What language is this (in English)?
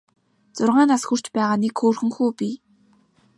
Mongolian